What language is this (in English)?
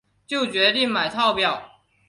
Chinese